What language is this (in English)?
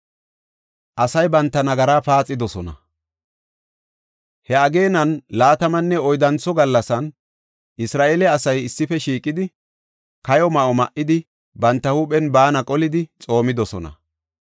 Gofa